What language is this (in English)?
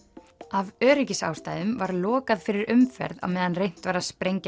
Icelandic